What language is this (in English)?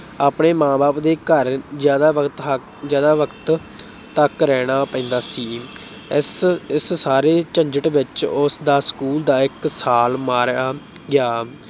Punjabi